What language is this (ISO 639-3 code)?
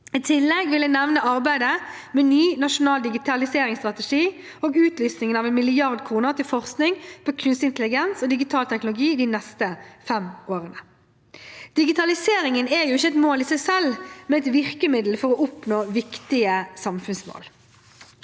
nor